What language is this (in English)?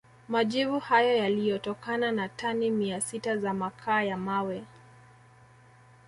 Swahili